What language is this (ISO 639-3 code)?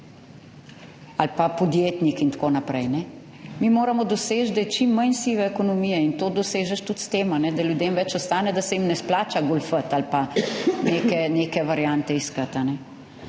slv